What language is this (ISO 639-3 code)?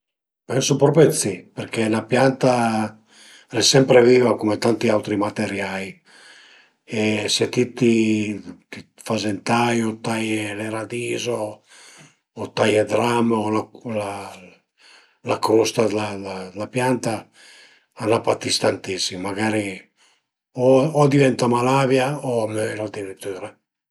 pms